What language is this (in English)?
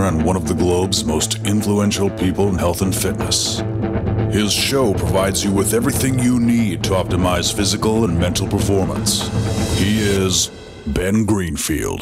English